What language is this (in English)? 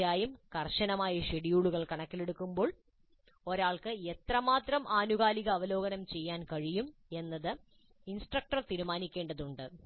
Malayalam